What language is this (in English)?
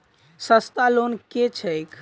Maithili